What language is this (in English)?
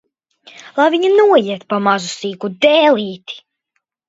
Latvian